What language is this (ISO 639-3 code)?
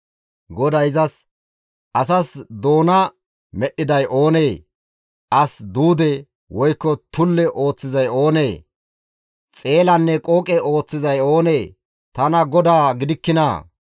gmv